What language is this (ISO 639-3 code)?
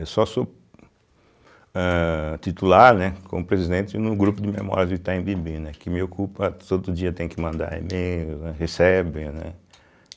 por